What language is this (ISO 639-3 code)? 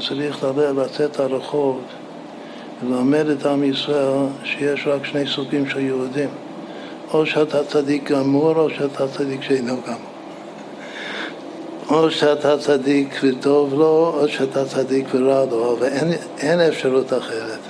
heb